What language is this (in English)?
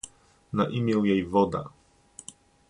Polish